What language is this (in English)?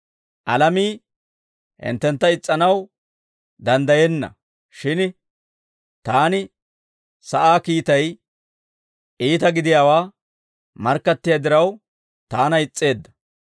Dawro